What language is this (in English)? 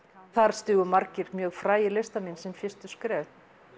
Icelandic